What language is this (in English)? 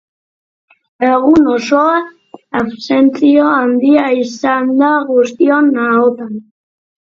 Basque